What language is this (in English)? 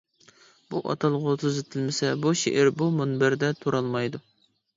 Uyghur